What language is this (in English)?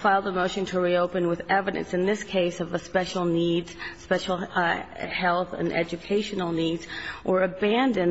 English